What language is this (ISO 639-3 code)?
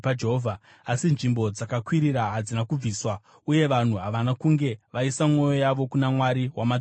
sna